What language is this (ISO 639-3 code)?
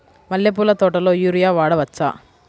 tel